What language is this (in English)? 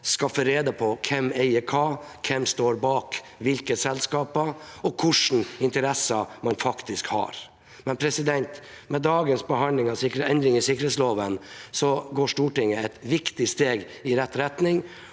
Norwegian